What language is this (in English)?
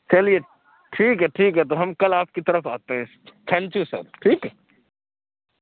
Urdu